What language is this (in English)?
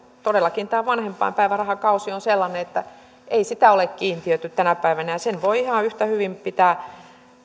Finnish